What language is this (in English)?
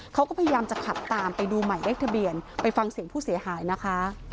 Thai